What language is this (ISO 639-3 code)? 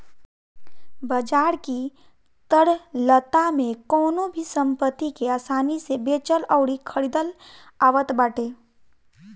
bho